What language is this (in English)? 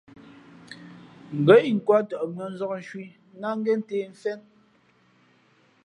Fe'fe'